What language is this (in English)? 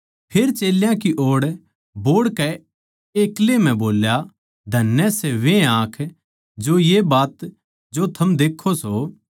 Haryanvi